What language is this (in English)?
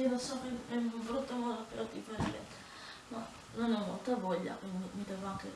Italian